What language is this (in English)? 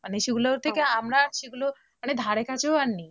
Bangla